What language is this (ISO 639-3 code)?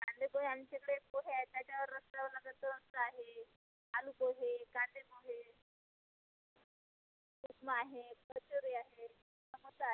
mar